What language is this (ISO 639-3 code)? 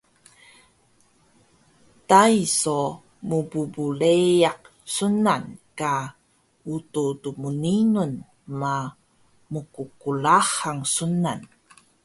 trv